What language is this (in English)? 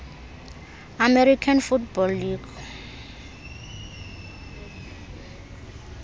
Xhosa